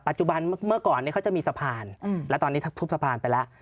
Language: Thai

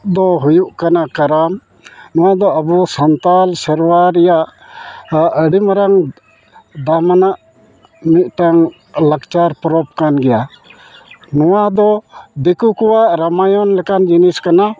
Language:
Santali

